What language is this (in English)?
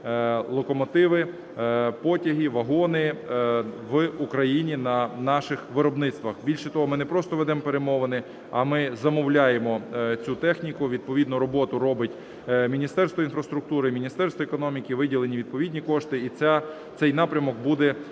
Ukrainian